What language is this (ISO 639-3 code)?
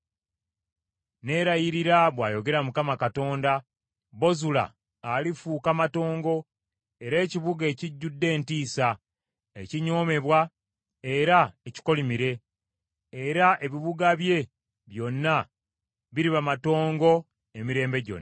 lug